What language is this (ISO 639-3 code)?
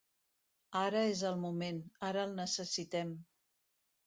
cat